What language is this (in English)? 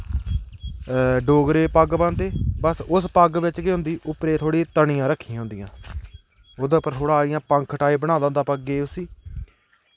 Dogri